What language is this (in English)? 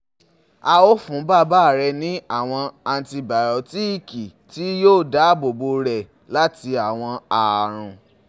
Yoruba